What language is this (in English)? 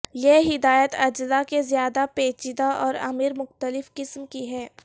Urdu